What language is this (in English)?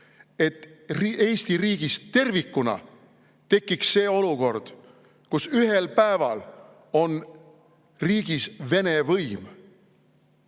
Estonian